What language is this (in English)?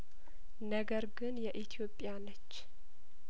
Amharic